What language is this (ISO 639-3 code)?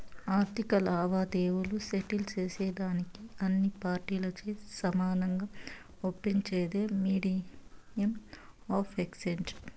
tel